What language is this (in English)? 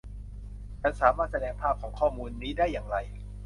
Thai